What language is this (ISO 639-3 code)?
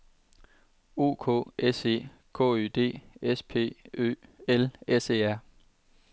dan